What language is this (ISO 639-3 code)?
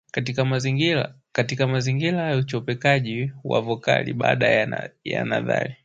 swa